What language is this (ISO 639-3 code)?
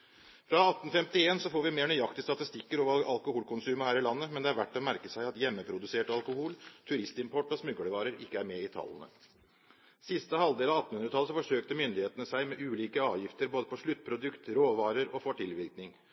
nob